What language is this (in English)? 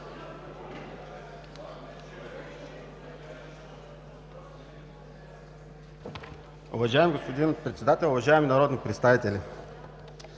Bulgarian